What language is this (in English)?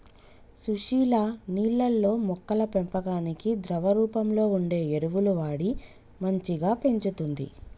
Telugu